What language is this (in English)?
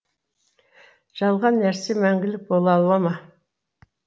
Kazakh